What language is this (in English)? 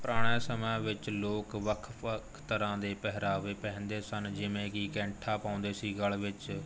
Punjabi